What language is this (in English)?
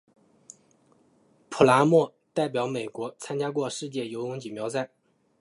Chinese